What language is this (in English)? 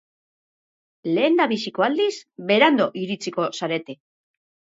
Basque